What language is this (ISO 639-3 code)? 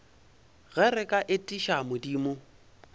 nso